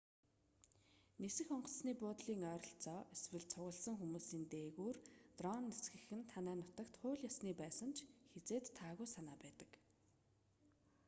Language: Mongolian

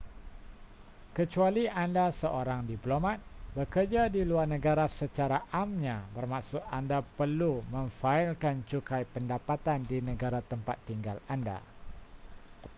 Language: Malay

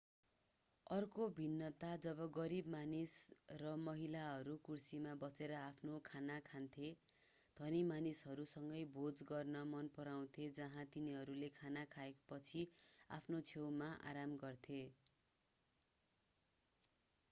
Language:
Nepali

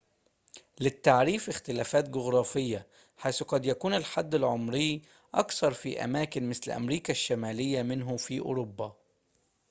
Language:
Arabic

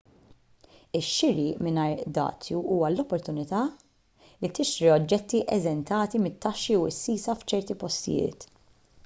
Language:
Maltese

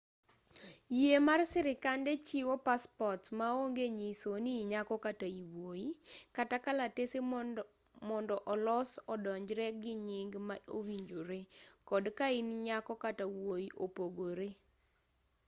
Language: Luo (Kenya and Tanzania)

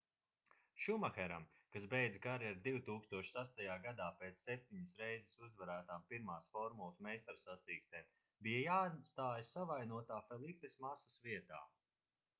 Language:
Latvian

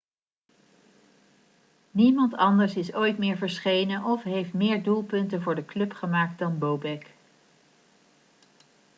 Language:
Dutch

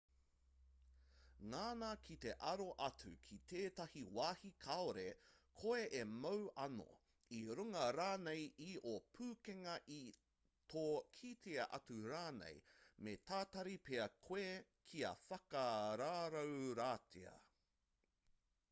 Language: Māori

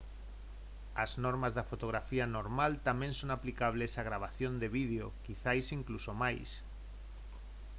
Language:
Galician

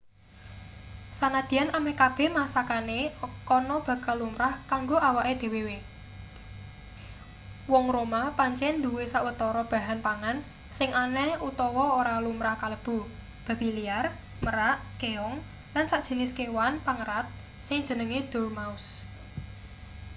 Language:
Javanese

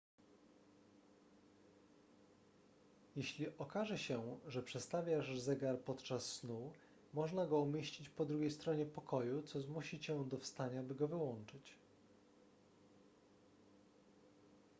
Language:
Polish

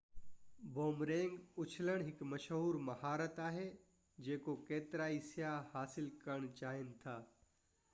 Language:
Sindhi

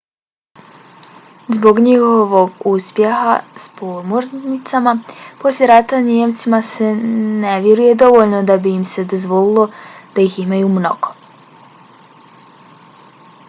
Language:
Bosnian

